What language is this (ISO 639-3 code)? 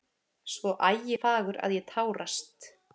isl